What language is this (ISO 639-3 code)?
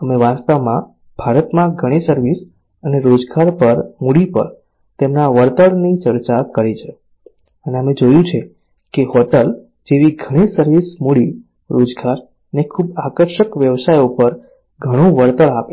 guj